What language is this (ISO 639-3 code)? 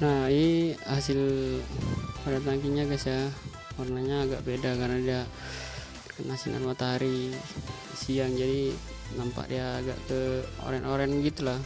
ind